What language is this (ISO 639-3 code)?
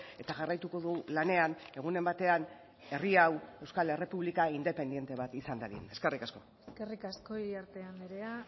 eus